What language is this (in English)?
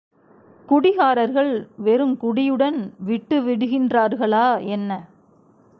Tamil